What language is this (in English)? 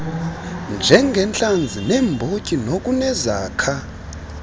Xhosa